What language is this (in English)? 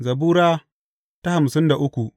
Hausa